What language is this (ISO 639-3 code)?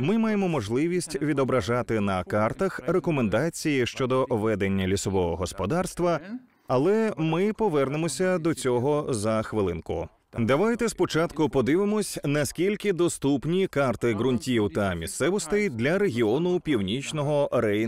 ukr